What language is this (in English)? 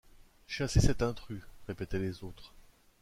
French